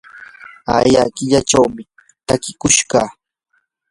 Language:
Yanahuanca Pasco Quechua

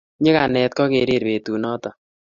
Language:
Kalenjin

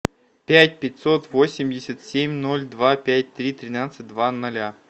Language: Russian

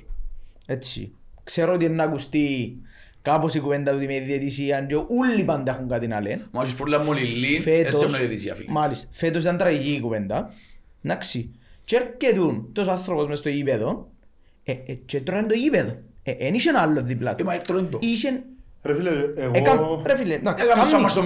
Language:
Greek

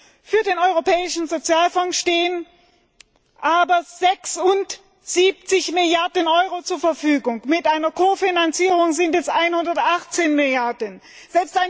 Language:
German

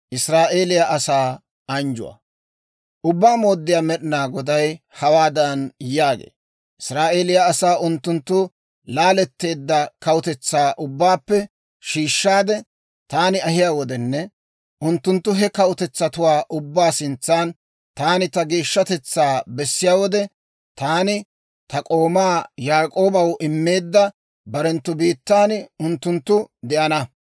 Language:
Dawro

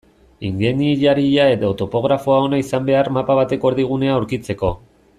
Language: Basque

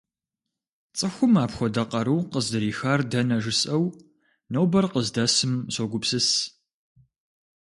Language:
Kabardian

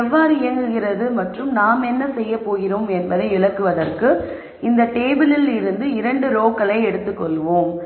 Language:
Tamil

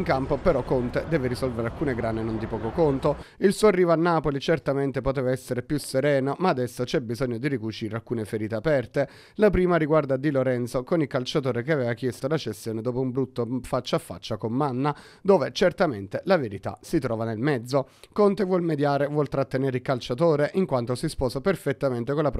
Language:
Italian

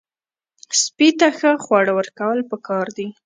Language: Pashto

